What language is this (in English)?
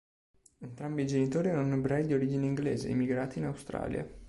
Italian